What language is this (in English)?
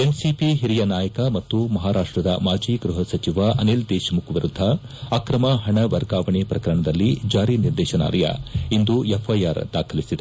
Kannada